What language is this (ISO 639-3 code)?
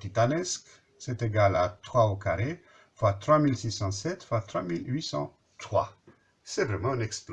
fra